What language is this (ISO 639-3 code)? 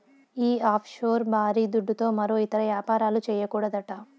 tel